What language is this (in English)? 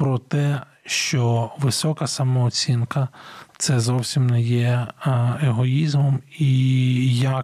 Ukrainian